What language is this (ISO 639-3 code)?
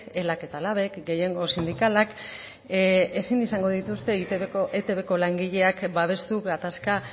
eus